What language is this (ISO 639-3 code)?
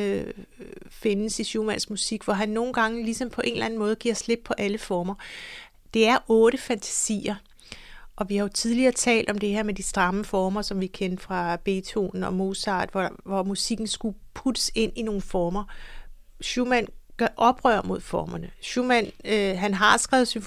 dan